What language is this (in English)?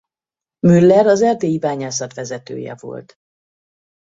Hungarian